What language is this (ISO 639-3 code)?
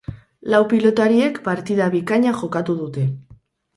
eus